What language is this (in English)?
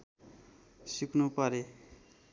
Nepali